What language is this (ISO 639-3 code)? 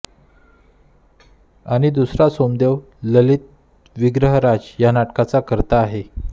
mar